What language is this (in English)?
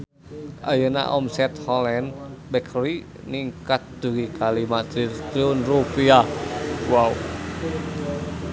Sundanese